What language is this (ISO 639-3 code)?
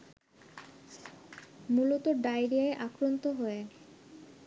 ben